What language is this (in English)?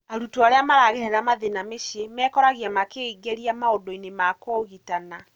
Kikuyu